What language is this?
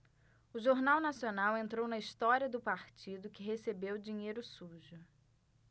Portuguese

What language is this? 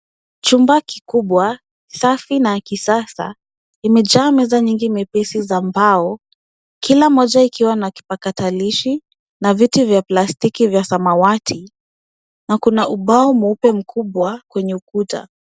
Swahili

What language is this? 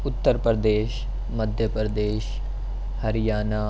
Urdu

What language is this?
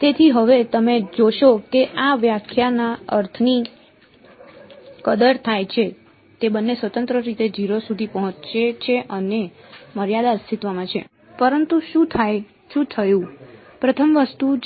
Gujarati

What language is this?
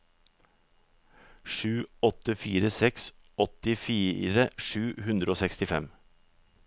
Norwegian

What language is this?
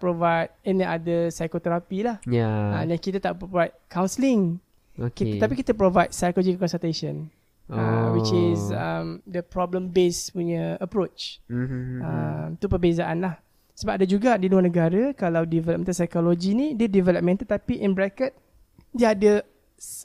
Malay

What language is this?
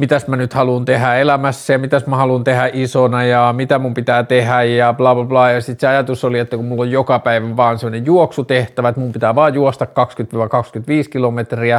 Finnish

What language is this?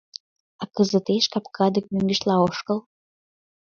Mari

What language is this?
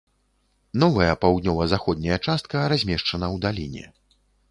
Belarusian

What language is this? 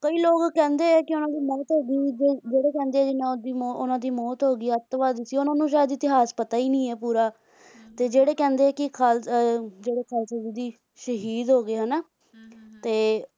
Punjabi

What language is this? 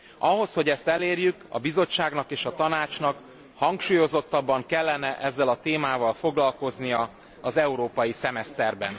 Hungarian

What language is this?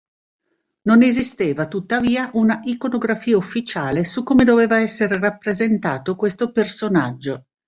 Italian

